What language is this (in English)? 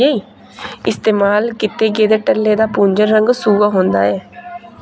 Dogri